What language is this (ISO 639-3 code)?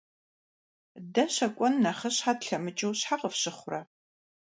kbd